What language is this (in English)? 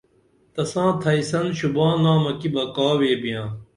Dameli